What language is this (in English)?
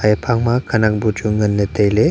Wancho Naga